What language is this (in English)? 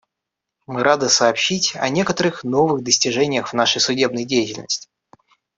Russian